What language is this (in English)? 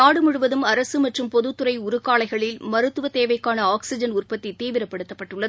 Tamil